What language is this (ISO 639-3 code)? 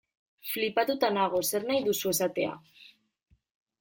eus